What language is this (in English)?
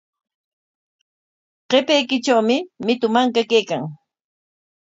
Corongo Ancash Quechua